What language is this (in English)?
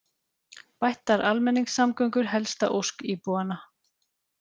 Icelandic